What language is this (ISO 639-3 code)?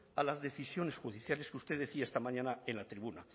spa